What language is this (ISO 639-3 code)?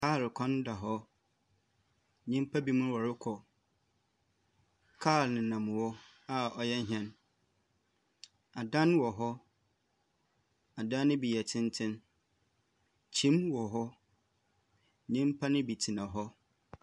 aka